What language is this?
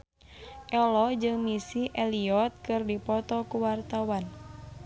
Sundanese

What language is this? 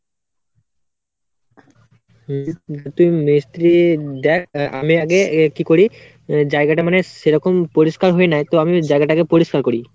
Bangla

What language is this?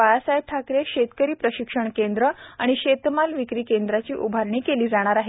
Marathi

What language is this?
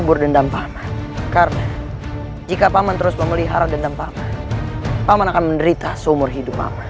Indonesian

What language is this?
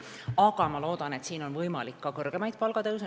Estonian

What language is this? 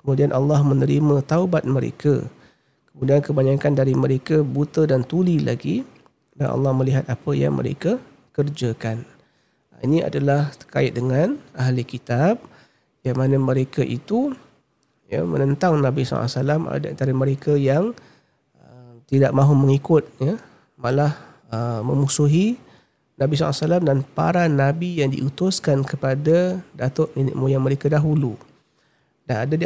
Malay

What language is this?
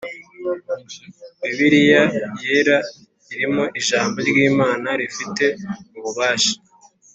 Kinyarwanda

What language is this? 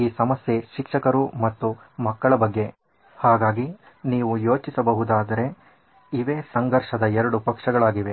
Kannada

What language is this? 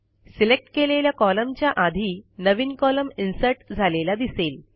Marathi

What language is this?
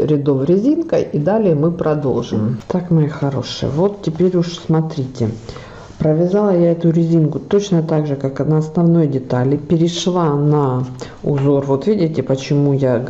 Russian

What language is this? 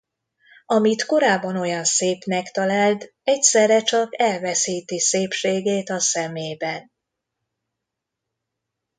Hungarian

